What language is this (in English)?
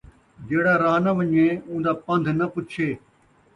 Saraiki